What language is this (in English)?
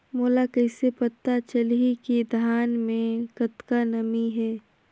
Chhattisgarhi